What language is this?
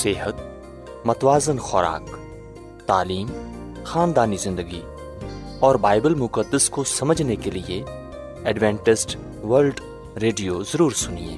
Urdu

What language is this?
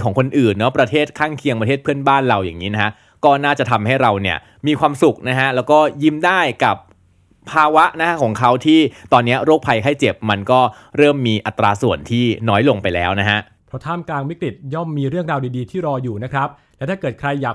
Thai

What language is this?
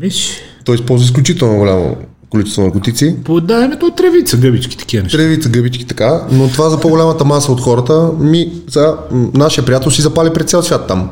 Bulgarian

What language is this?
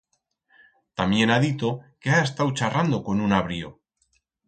Aragonese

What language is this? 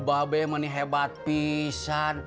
Indonesian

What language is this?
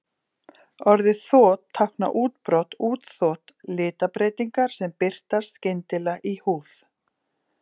Icelandic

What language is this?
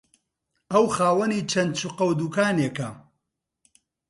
Central Kurdish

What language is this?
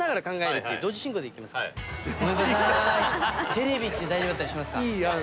Japanese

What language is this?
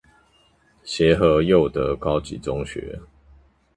Chinese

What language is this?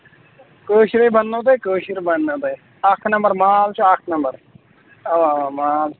Kashmiri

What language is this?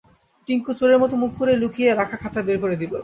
Bangla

